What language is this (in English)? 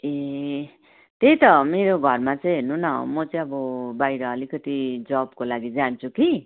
Nepali